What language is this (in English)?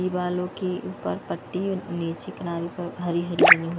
Hindi